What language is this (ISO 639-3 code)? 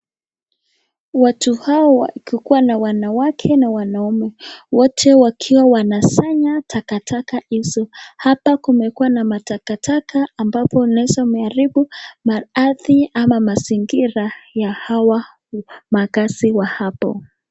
swa